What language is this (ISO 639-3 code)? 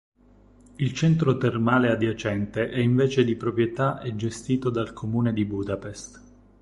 ita